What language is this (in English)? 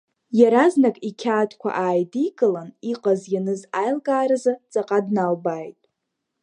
Abkhazian